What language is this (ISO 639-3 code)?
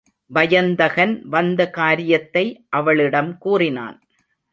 tam